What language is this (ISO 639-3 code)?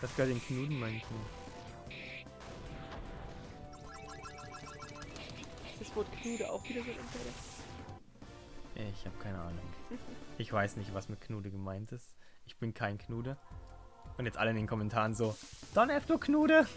deu